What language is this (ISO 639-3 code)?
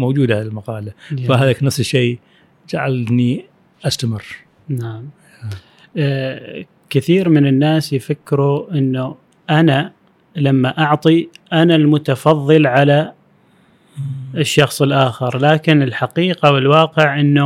ara